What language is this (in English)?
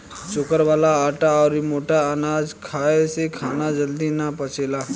Bhojpuri